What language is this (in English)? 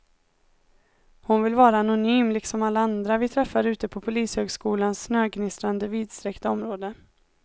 Swedish